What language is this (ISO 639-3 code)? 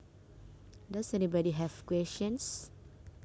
jav